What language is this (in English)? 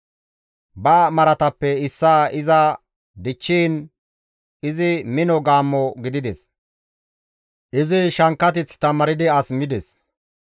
Gamo